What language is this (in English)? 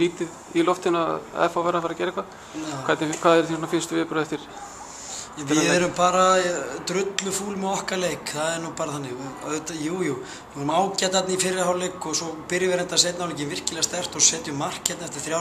Greek